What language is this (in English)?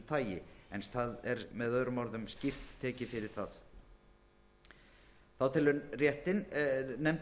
Icelandic